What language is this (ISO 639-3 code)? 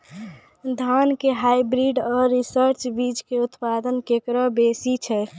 mai